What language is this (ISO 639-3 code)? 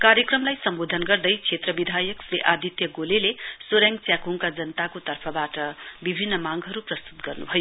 nep